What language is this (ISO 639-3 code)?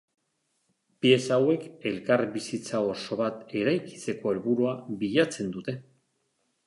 eus